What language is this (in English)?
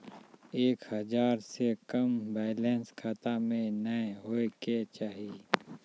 Maithili